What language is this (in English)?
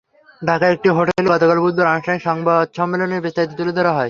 Bangla